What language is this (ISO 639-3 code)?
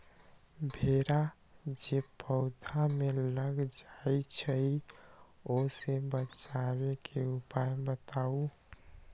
mag